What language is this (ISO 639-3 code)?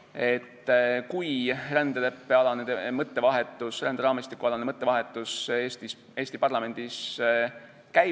est